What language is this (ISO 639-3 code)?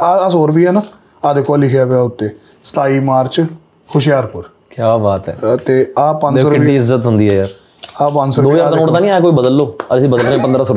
pan